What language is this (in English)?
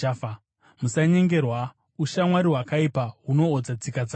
Shona